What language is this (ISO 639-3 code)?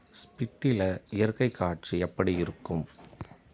tam